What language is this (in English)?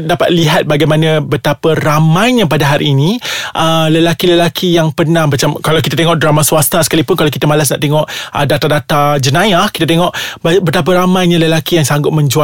Malay